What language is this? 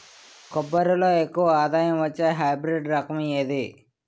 Telugu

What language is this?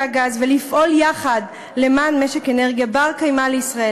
Hebrew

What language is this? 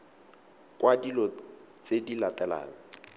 Tswana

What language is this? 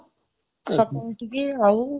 Odia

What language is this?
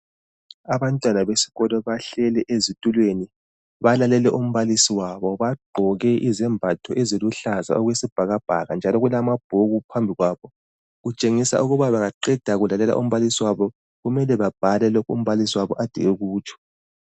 North Ndebele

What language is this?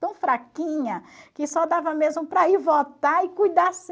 Portuguese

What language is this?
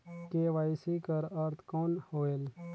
Chhattisgarhi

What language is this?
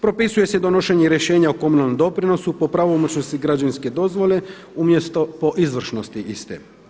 Croatian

